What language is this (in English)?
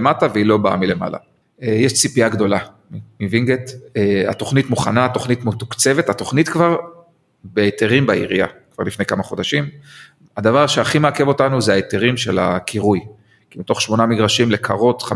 Hebrew